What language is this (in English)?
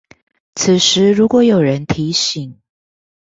Chinese